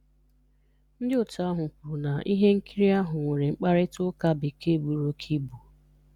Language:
Igbo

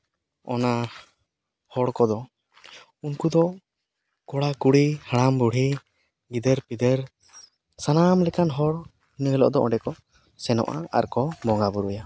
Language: Santali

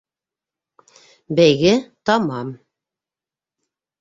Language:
Bashkir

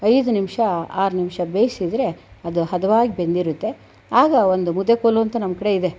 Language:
Kannada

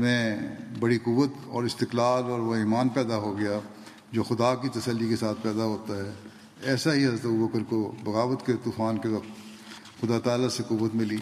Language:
Urdu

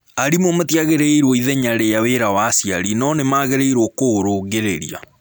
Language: Kikuyu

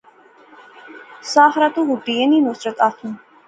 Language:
Pahari-Potwari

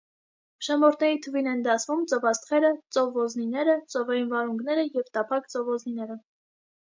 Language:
Armenian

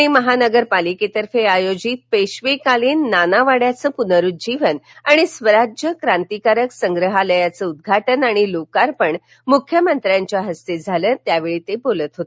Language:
Marathi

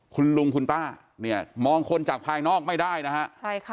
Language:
Thai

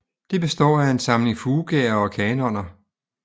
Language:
Danish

